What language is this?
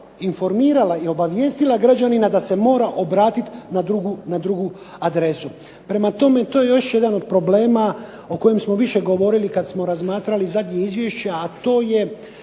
Croatian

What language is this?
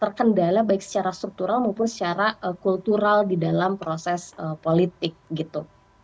Indonesian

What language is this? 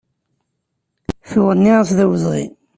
Kabyle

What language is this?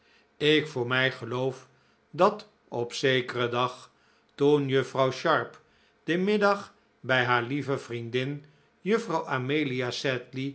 Dutch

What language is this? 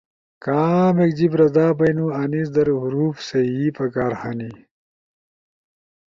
Ushojo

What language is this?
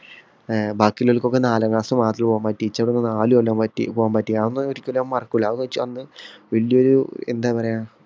Malayalam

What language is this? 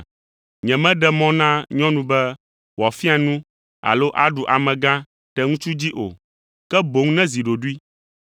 Ewe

